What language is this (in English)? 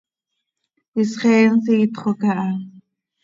Seri